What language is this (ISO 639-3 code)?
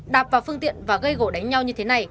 vie